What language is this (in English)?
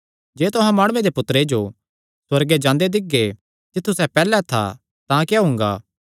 Kangri